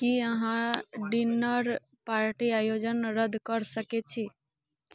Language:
Maithili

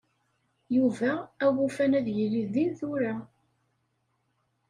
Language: Kabyle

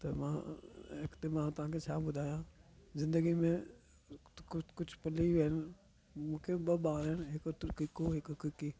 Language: Sindhi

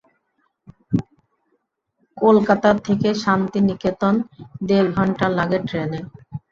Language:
Bangla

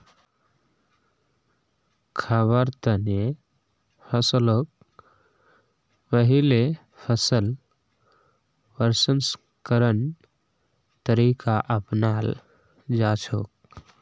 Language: Magahi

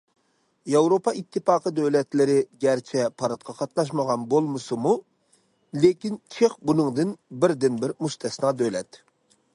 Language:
Uyghur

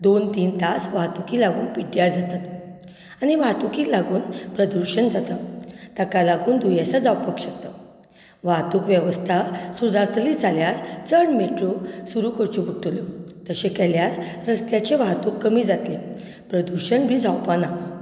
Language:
Konkani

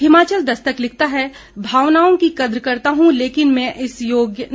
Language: Hindi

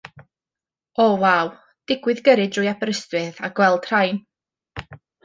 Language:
Welsh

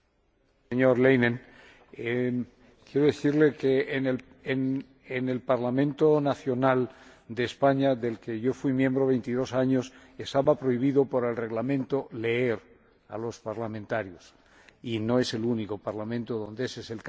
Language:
Spanish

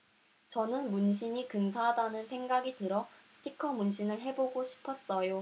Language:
Korean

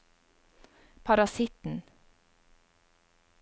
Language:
Norwegian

